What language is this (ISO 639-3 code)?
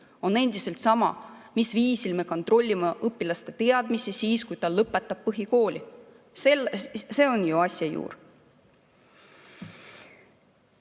est